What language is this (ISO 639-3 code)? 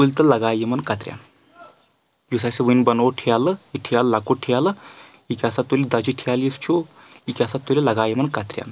kas